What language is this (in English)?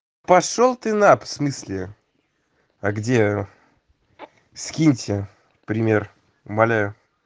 Russian